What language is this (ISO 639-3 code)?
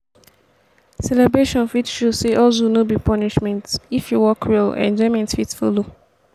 pcm